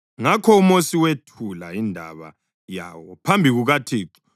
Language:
North Ndebele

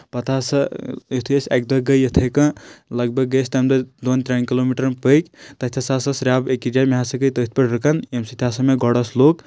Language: Kashmiri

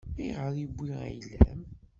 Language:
Kabyle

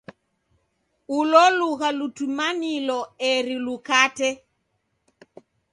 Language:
Taita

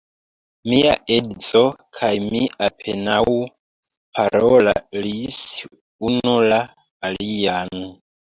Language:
Esperanto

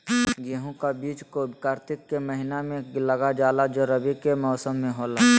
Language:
Magahi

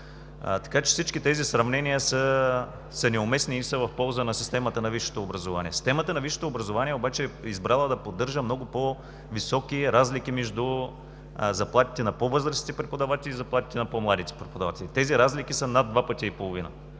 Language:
Bulgarian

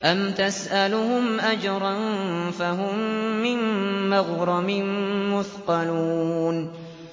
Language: Arabic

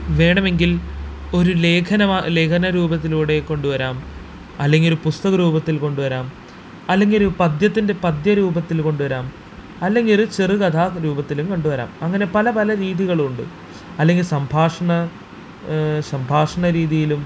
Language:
Malayalam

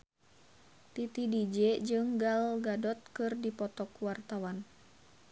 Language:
Sundanese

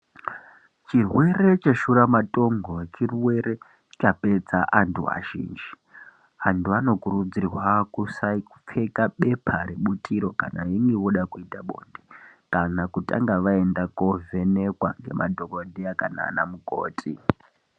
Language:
Ndau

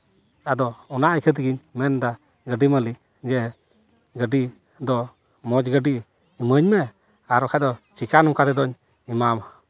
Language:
Santali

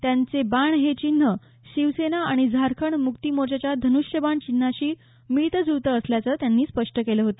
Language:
Marathi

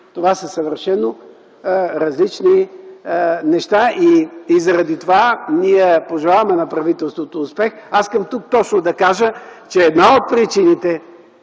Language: Bulgarian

